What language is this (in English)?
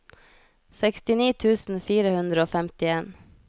Norwegian